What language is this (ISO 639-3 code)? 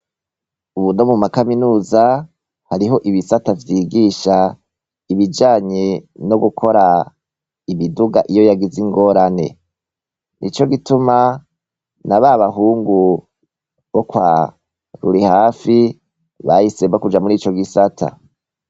run